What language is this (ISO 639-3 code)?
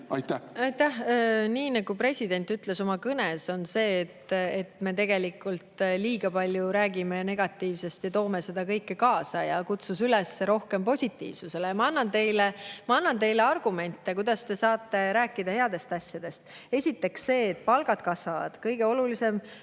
est